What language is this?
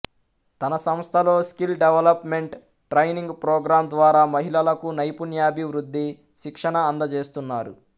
Telugu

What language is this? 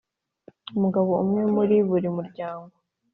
Kinyarwanda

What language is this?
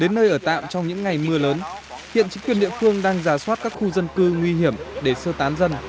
Vietnamese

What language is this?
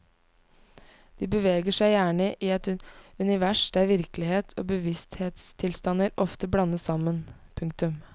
Norwegian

